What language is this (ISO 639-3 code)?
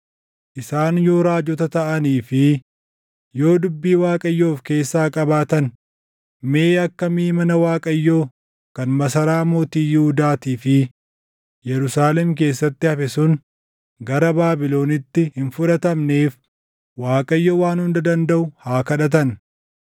orm